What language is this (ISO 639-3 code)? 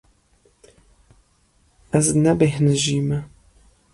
kur